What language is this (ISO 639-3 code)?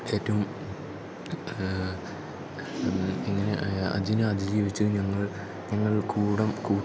mal